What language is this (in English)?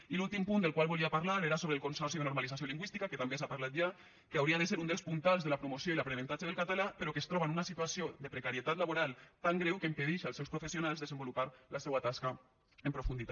Catalan